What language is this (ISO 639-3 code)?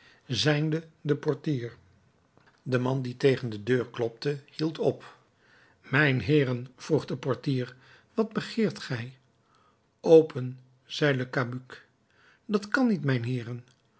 nld